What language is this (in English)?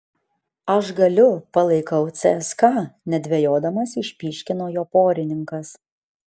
Lithuanian